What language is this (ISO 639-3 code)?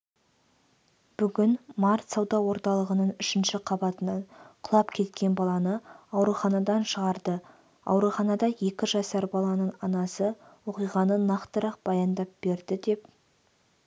kaz